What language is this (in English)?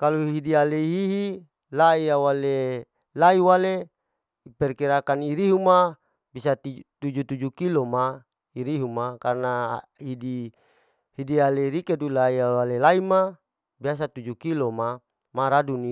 Larike-Wakasihu